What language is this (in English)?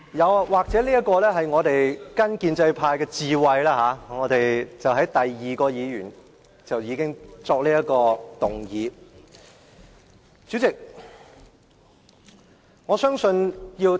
Cantonese